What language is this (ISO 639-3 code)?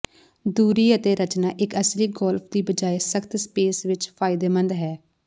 pan